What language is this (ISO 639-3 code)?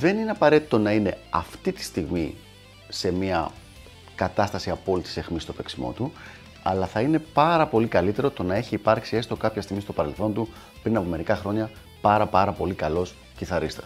ell